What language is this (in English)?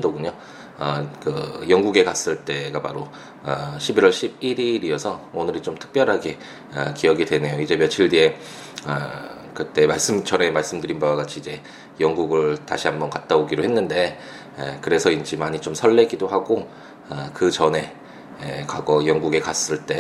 Korean